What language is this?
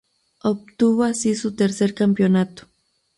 Spanish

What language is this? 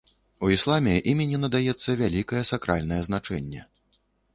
Belarusian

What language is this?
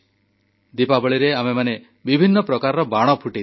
Odia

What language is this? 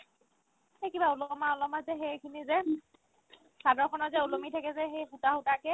Assamese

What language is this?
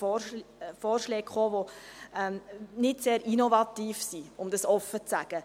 Swiss German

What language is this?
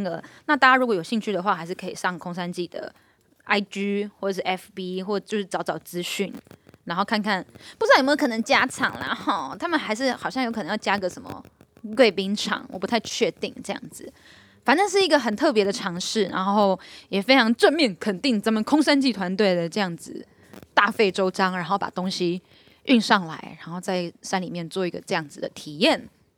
Chinese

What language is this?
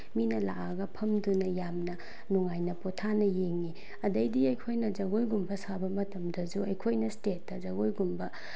Manipuri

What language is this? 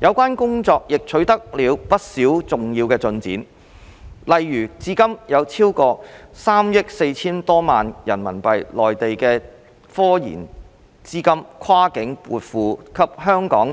Cantonese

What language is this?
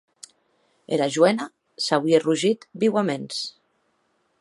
Occitan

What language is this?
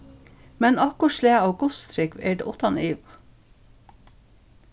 Faroese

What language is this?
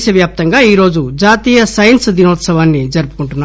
Telugu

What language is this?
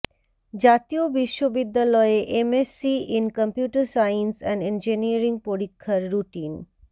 Bangla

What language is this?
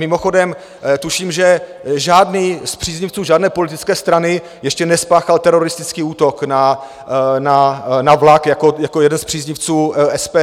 Czech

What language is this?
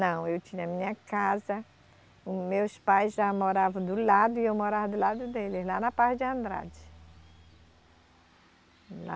Portuguese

